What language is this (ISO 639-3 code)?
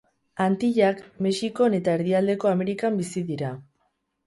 eus